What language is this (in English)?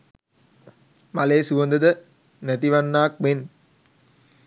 Sinhala